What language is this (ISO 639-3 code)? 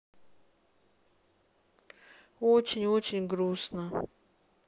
rus